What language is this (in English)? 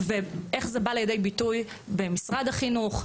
Hebrew